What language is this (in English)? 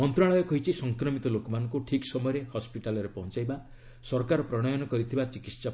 Odia